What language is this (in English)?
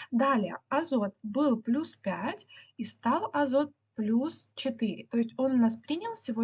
Russian